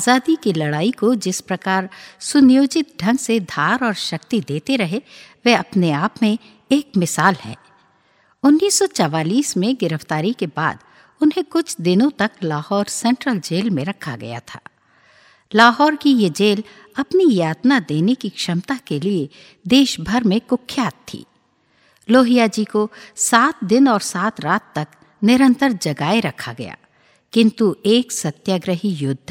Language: Hindi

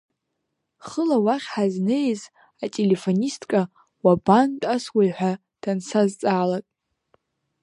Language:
Abkhazian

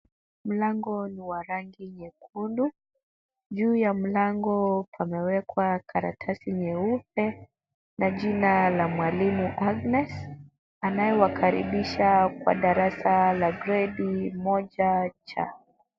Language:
Swahili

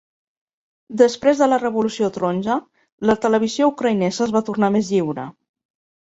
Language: Catalan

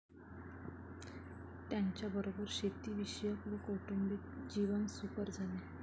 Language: Marathi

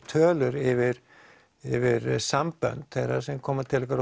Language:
Icelandic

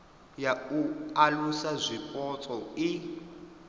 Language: Venda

